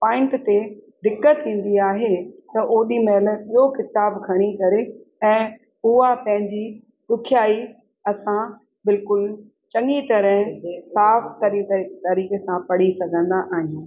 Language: Sindhi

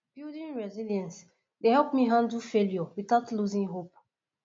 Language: Nigerian Pidgin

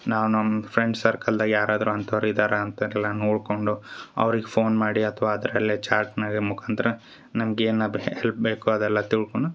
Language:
Kannada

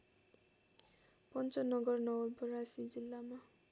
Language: Nepali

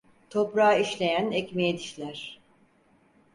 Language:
Turkish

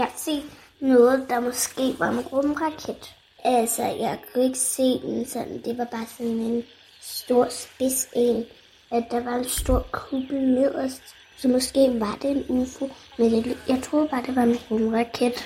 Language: Danish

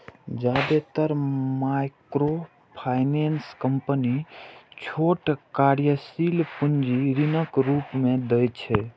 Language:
Maithili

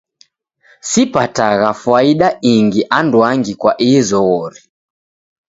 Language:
Taita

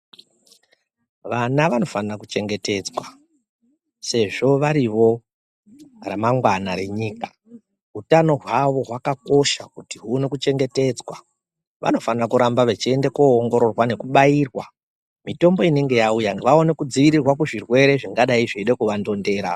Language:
Ndau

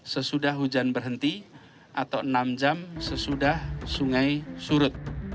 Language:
Indonesian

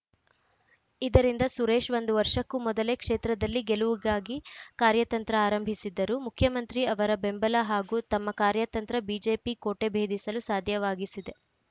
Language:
Kannada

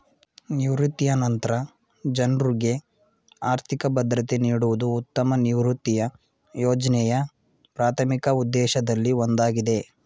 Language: Kannada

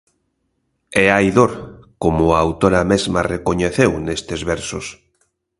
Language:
Galician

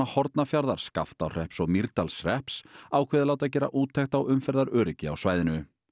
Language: Icelandic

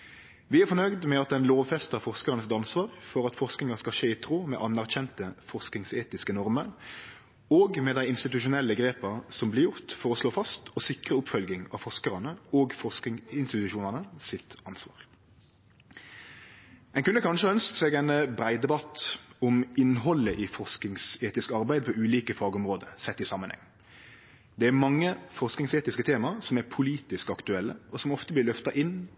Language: Norwegian Nynorsk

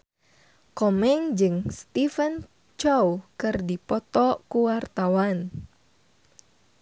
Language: Sundanese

